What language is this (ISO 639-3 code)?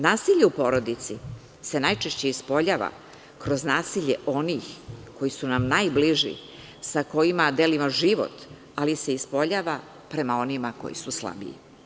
srp